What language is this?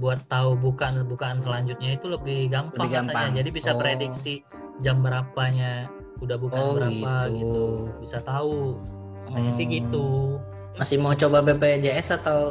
Indonesian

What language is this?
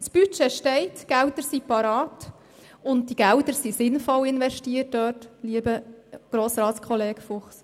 Swiss German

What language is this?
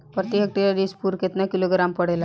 Bhojpuri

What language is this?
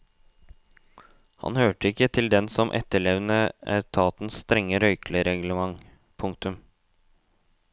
Norwegian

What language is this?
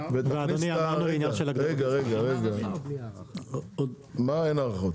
Hebrew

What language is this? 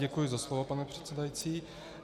Czech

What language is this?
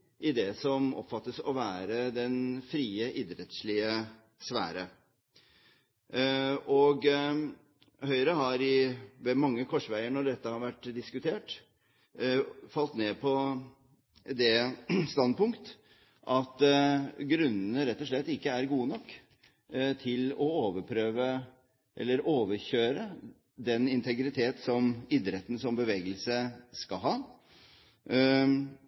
Norwegian Bokmål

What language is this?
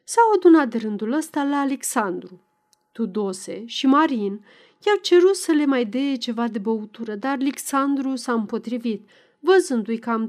Romanian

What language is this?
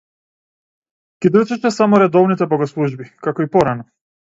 Macedonian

